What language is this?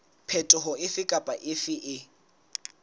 Southern Sotho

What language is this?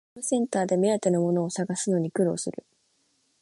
Japanese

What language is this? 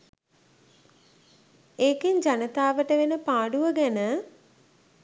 Sinhala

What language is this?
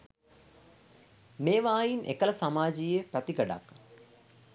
Sinhala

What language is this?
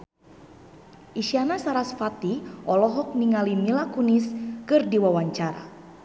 Sundanese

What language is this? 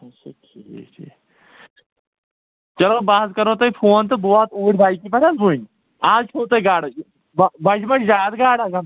Kashmiri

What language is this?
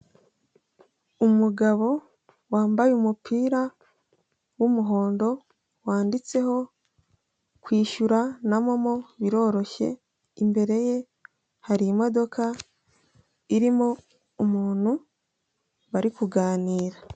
Kinyarwanda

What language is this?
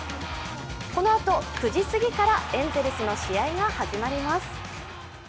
Japanese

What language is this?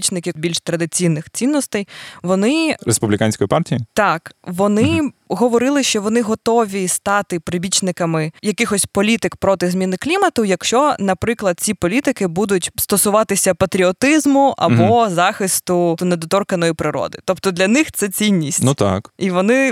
Ukrainian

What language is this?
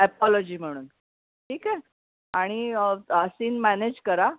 Marathi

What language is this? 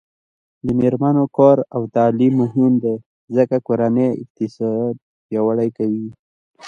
Pashto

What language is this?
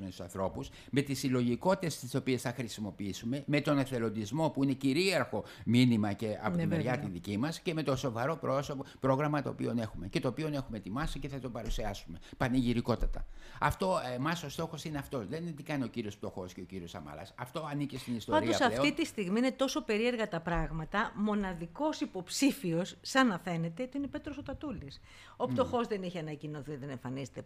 Greek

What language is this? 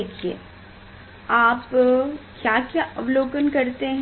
Hindi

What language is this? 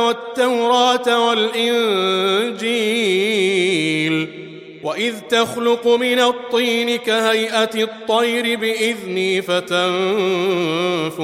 Arabic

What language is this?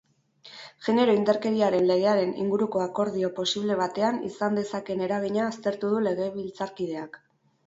Basque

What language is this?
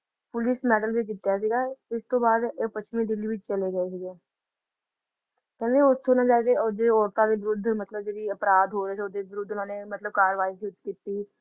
Punjabi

